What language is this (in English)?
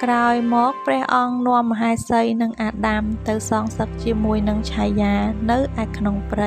Thai